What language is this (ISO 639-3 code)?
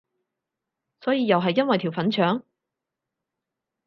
yue